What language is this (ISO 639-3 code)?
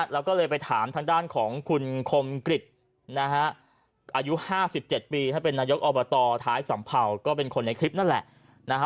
tha